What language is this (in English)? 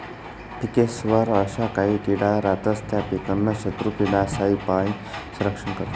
Marathi